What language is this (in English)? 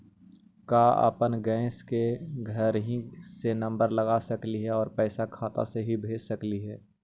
Magahi